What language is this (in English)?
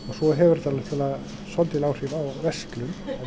Icelandic